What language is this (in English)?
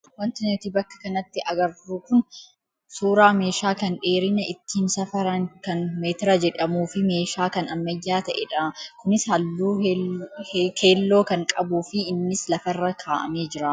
Oromo